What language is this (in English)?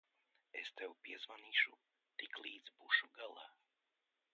Latvian